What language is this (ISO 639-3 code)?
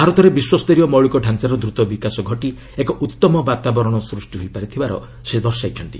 ori